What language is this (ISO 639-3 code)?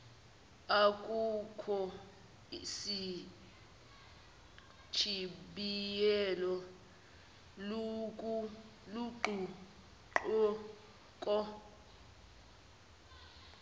zul